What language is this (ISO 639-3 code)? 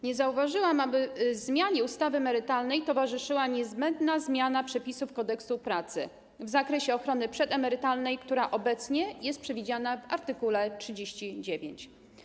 pol